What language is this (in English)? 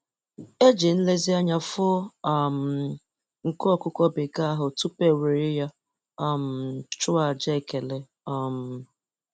Igbo